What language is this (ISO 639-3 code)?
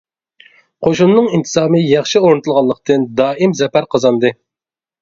uig